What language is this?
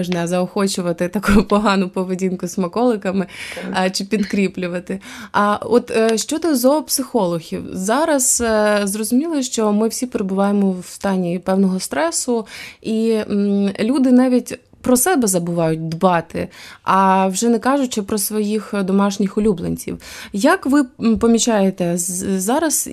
Ukrainian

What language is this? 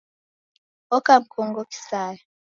Taita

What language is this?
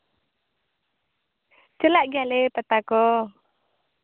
Santali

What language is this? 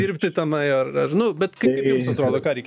Lithuanian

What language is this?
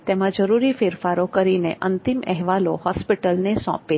Gujarati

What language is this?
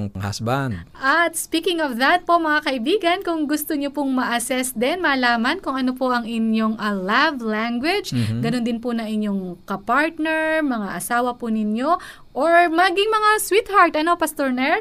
Filipino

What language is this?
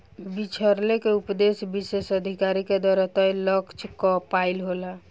Bhojpuri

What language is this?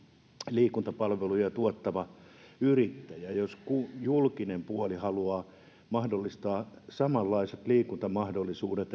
Finnish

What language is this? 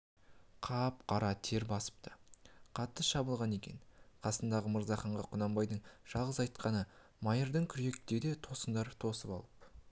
Kazakh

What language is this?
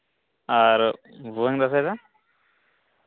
Santali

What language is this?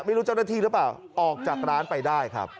Thai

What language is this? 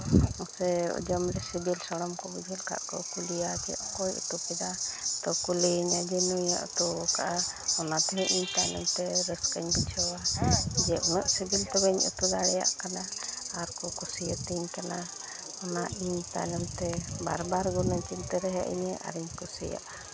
Santali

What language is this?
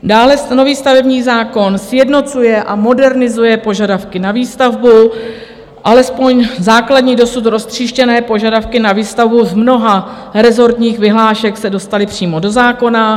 Czech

